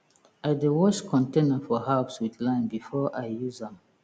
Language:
Nigerian Pidgin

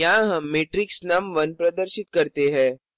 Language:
Hindi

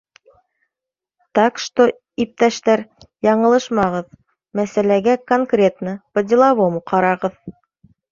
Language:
Bashkir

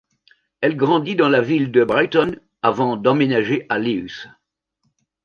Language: French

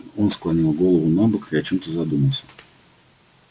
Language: Russian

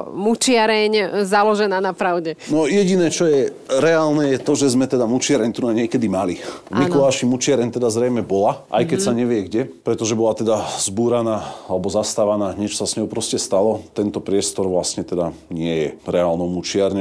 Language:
Slovak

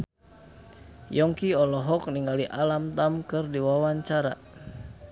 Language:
Sundanese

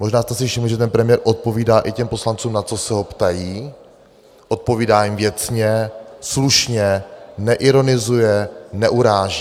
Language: Czech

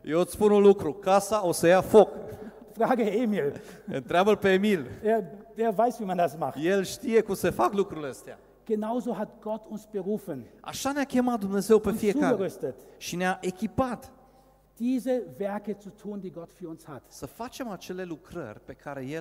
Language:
Romanian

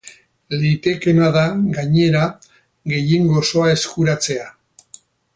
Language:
Basque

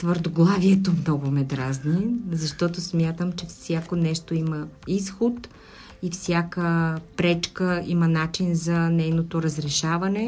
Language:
Bulgarian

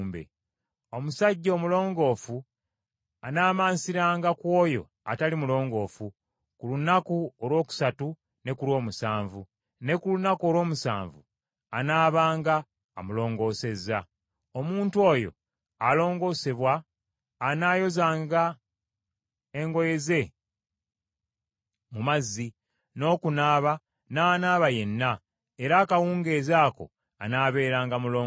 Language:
Ganda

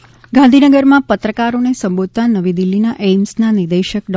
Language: Gujarati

